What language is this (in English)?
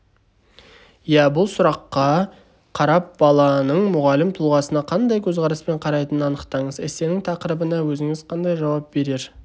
Kazakh